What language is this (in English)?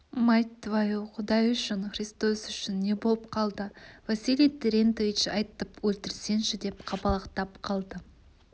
Kazakh